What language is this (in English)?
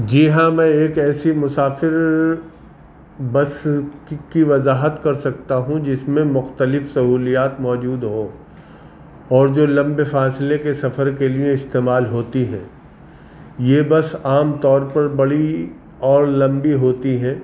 Urdu